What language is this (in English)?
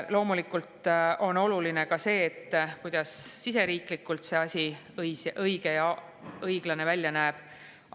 Estonian